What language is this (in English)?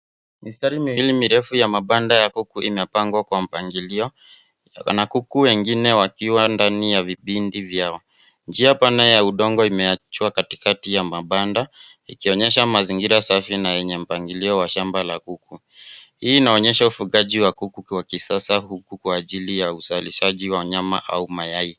Swahili